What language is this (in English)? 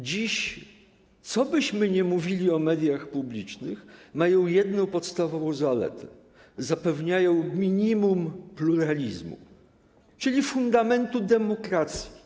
Polish